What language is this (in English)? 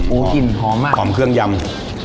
Thai